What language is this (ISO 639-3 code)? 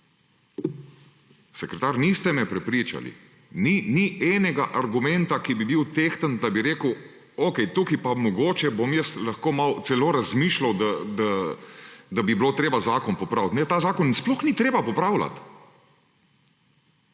slv